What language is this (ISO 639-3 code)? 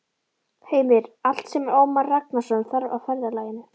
isl